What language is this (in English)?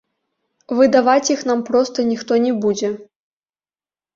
Belarusian